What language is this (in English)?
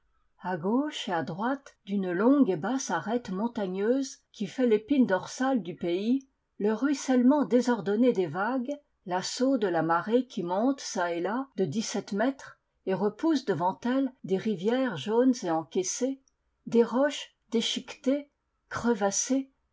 French